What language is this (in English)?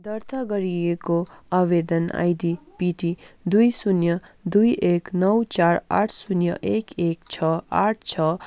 Nepali